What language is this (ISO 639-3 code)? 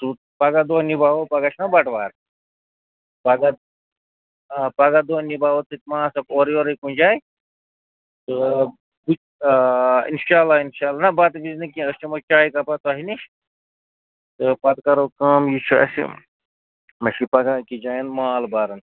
kas